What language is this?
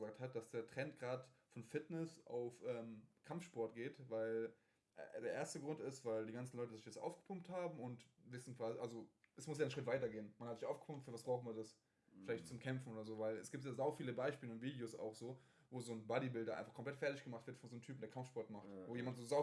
German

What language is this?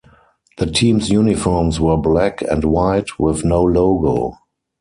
English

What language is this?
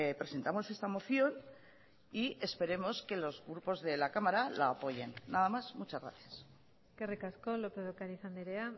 Spanish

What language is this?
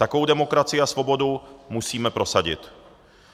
Czech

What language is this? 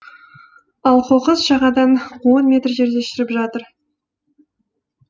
Kazakh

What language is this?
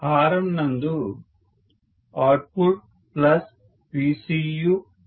Telugu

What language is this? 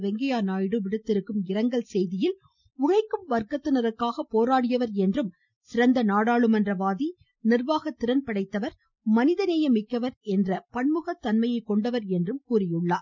Tamil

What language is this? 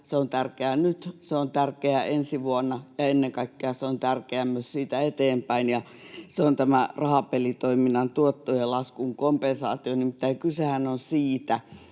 Finnish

